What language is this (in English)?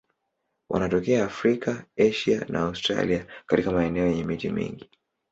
Swahili